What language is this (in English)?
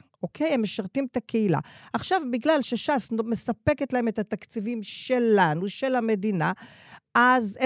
Hebrew